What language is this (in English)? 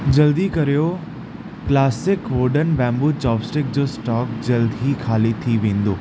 Sindhi